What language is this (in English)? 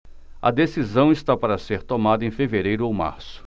Portuguese